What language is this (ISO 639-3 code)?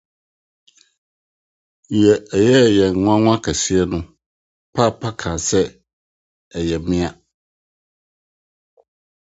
aka